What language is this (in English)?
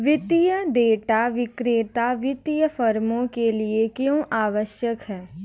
Hindi